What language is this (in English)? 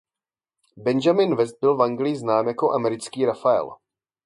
Czech